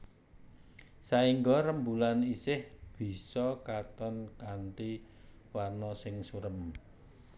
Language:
Javanese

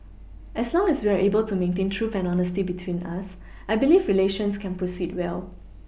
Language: English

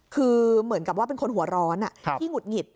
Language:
Thai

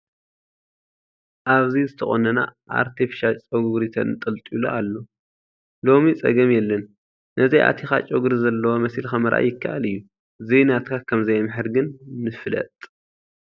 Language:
Tigrinya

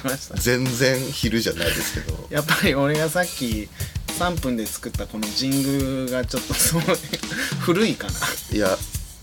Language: Japanese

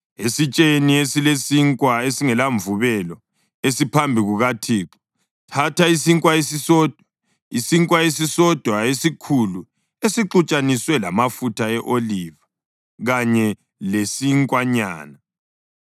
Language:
North Ndebele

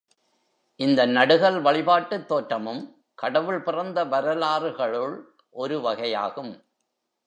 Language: Tamil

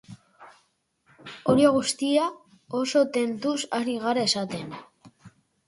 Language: Basque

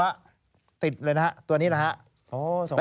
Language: Thai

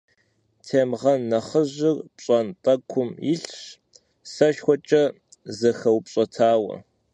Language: Kabardian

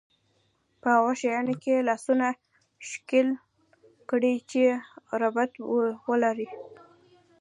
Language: Pashto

